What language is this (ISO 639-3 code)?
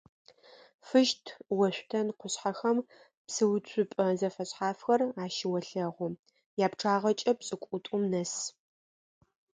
ady